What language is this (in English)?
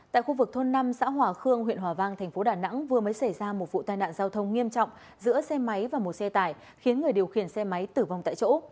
Vietnamese